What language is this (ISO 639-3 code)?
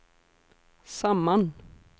swe